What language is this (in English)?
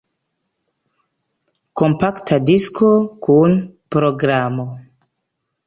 Esperanto